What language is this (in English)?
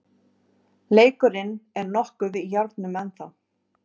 Icelandic